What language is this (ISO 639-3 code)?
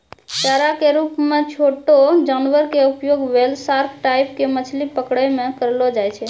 mai